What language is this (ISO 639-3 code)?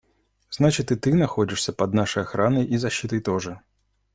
rus